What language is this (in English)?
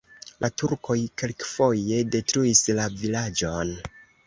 Esperanto